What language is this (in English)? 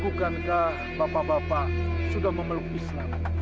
Indonesian